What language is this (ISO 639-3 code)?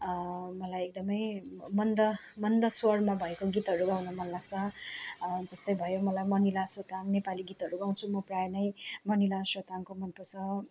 nep